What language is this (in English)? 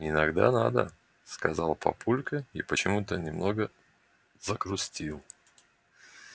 Russian